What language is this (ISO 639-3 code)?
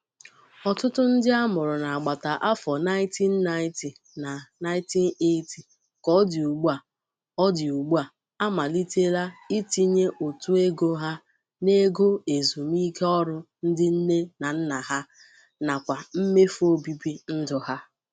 ibo